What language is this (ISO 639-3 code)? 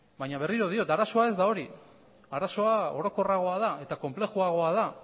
eus